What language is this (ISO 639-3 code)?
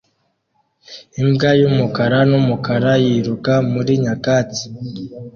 kin